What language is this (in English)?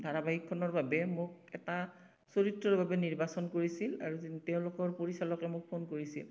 Assamese